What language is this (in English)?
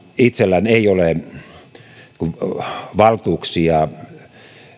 Finnish